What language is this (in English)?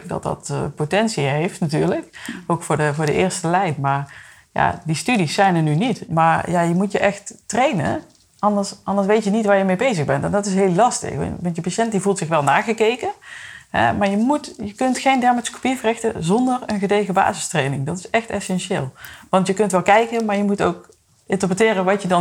Dutch